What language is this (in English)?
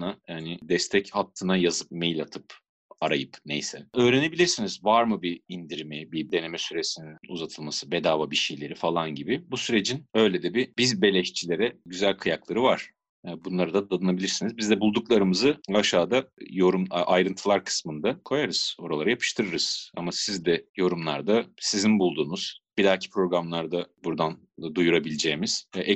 Turkish